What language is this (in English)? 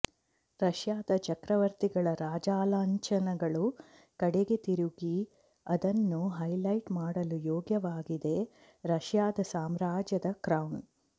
Kannada